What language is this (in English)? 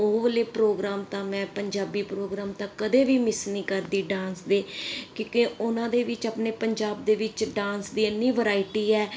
Punjabi